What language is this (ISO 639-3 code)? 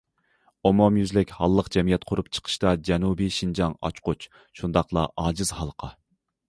uig